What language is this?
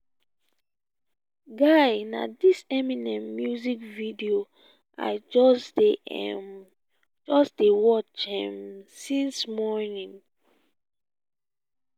Nigerian Pidgin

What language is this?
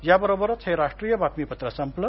Marathi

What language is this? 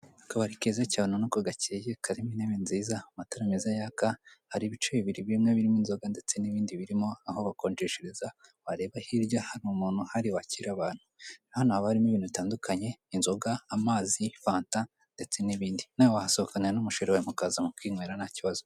Kinyarwanda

